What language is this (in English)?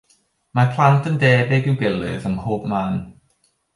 Welsh